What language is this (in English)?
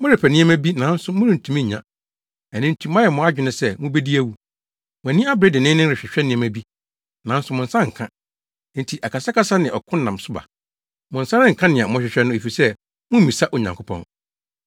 Akan